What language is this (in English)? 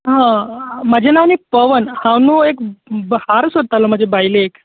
Konkani